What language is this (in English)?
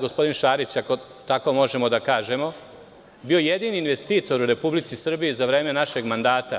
Serbian